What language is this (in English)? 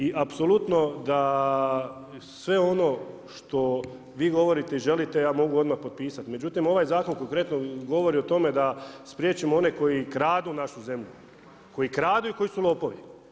Croatian